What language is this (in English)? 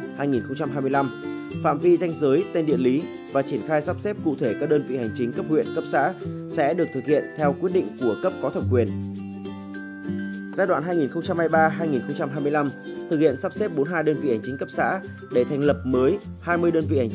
Vietnamese